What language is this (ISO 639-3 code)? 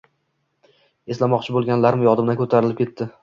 uzb